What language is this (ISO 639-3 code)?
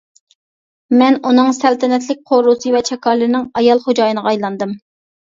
uig